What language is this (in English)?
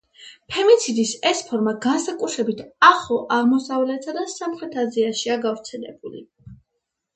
Georgian